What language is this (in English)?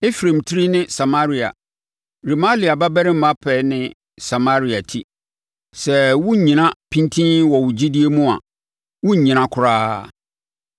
Akan